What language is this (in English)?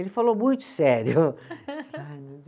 Portuguese